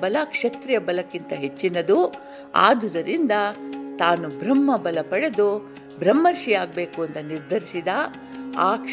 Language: Kannada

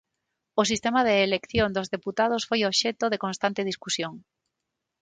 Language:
Galician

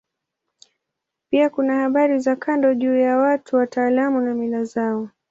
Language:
Swahili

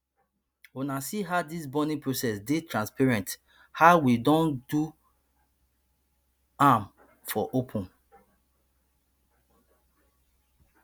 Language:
Nigerian Pidgin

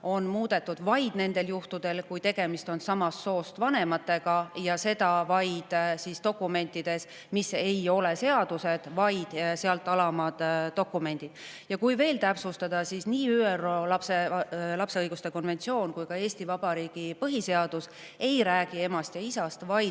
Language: Estonian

